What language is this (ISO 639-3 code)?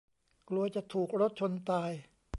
tha